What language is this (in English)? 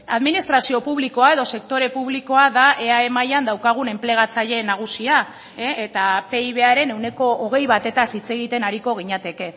Basque